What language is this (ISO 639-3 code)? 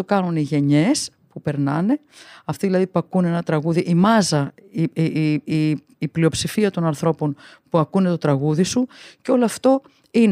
ell